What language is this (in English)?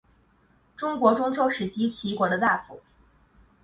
Chinese